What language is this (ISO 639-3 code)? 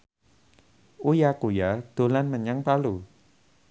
jav